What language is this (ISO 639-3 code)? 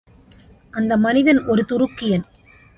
tam